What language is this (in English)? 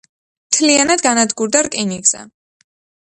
Georgian